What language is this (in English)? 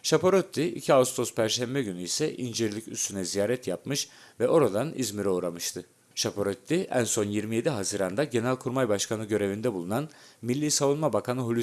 Turkish